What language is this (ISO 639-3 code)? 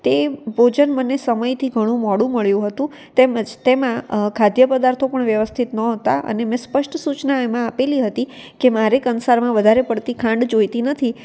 guj